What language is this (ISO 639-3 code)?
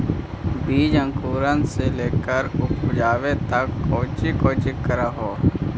mag